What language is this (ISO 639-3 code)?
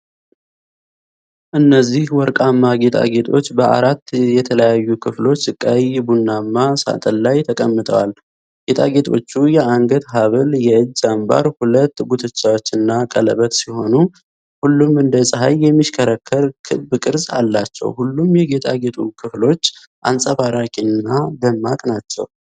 amh